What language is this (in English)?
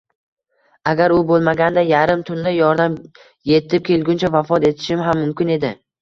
Uzbek